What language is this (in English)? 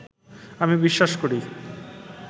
Bangla